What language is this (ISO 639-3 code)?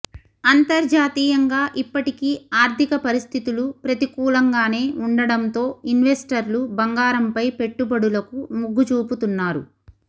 tel